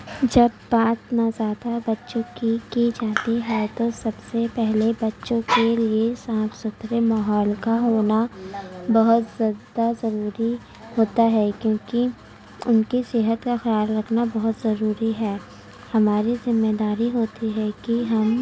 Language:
Urdu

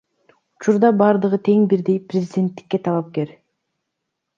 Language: Kyrgyz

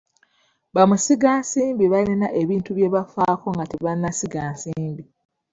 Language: Ganda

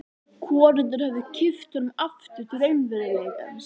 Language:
Icelandic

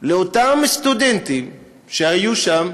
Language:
Hebrew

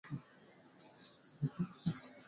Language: Swahili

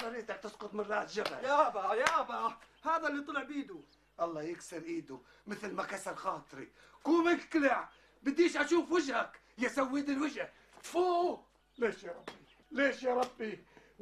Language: Arabic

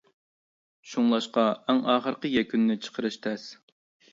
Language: Uyghur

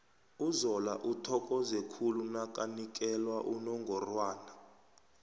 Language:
South Ndebele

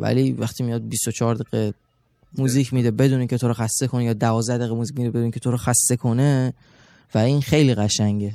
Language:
Persian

